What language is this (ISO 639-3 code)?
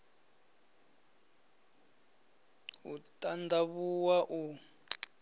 ven